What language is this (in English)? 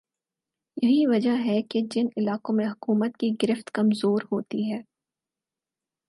Urdu